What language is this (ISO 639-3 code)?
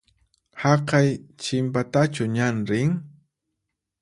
qxp